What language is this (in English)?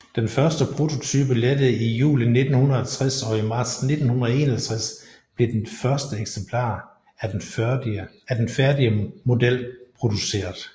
Danish